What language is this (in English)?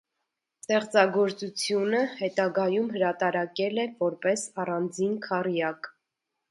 Armenian